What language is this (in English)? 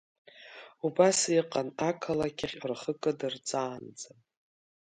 Abkhazian